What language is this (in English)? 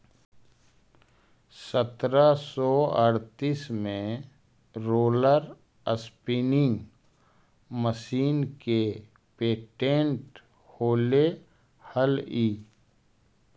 Magahi